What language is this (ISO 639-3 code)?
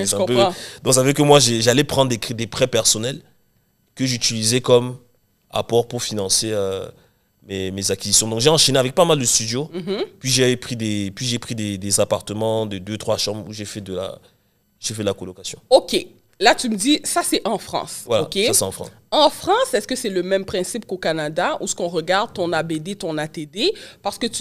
fra